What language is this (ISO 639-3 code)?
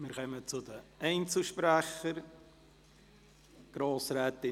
gsw